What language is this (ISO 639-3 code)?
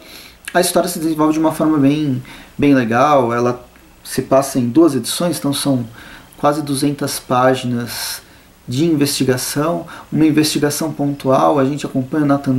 por